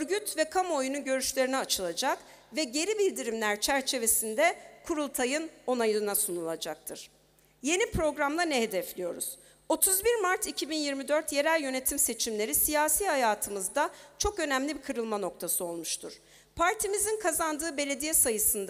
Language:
Turkish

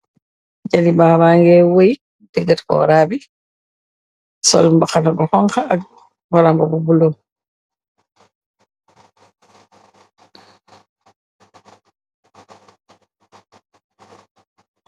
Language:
Wolof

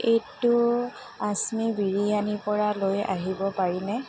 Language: Assamese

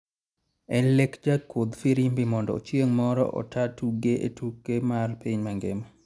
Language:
Luo (Kenya and Tanzania)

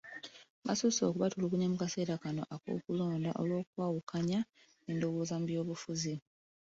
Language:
Ganda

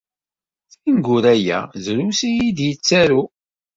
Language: Kabyle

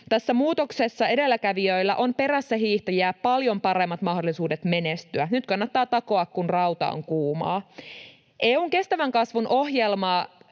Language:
Finnish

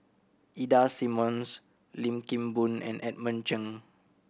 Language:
English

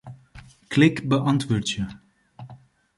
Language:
Western Frisian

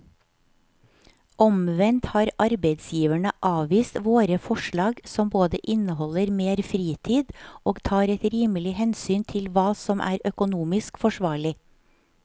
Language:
Norwegian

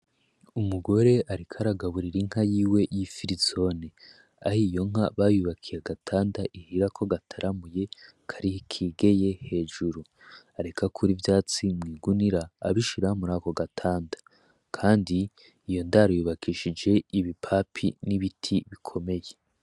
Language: Rundi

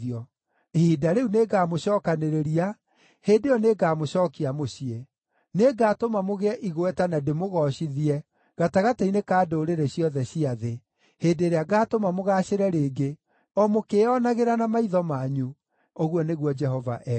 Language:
Kikuyu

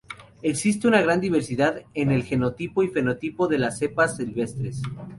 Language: Spanish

